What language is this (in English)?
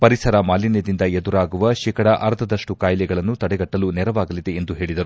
Kannada